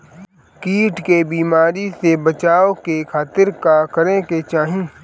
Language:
Bhojpuri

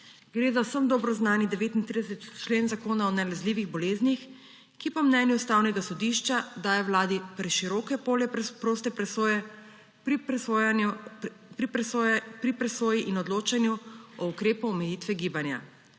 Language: Slovenian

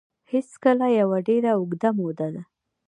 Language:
Pashto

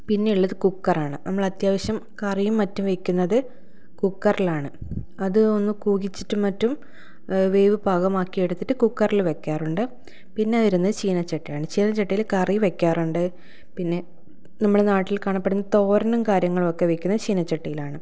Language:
Malayalam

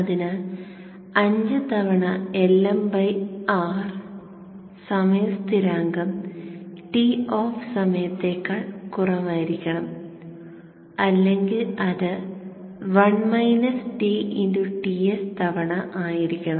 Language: Malayalam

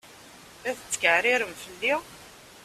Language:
Kabyle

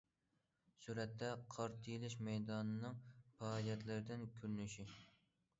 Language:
Uyghur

